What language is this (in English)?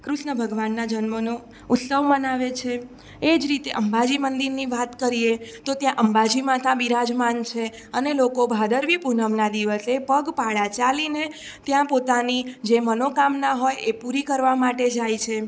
Gujarati